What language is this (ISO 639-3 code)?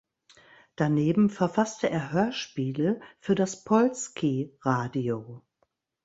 deu